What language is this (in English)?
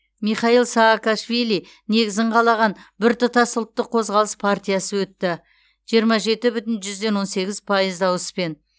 Kazakh